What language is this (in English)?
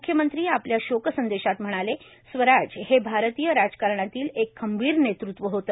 Marathi